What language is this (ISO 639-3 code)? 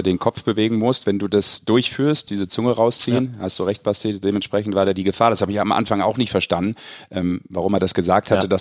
deu